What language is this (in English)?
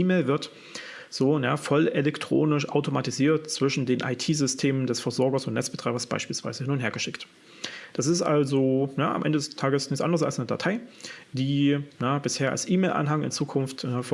German